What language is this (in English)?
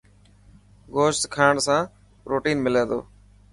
Dhatki